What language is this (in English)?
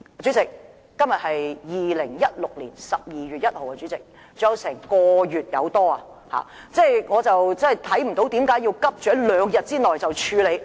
Cantonese